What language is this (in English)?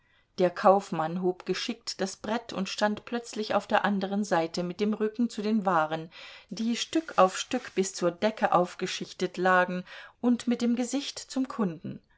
German